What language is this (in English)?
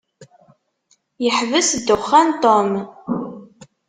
Kabyle